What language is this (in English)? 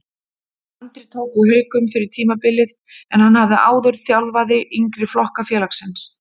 Icelandic